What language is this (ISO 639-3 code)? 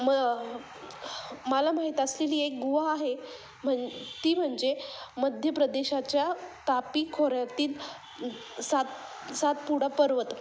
mar